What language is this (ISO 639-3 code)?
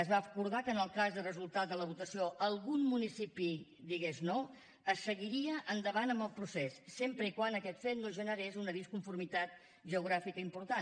cat